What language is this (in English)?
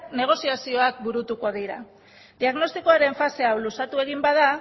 Basque